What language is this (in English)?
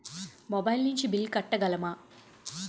Telugu